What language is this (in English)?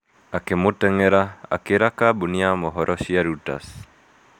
Kikuyu